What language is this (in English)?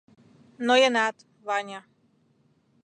Mari